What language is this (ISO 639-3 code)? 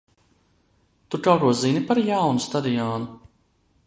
lav